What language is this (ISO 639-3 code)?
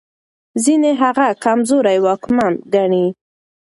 pus